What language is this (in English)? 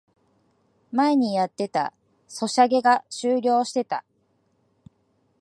Japanese